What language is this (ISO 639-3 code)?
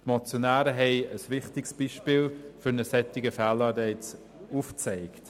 gsw